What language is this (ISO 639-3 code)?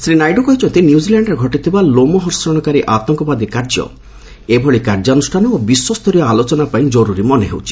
ori